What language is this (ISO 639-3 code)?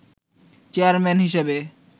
ben